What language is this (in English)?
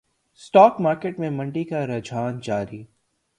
Urdu